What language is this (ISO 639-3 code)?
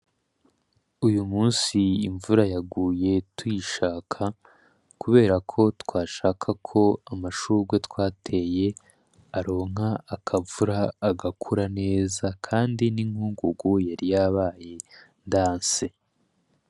run